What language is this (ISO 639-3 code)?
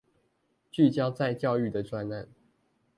zho